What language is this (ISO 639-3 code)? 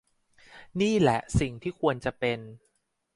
tha